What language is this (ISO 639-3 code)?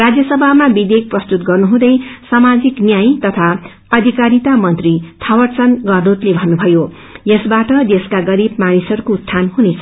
nep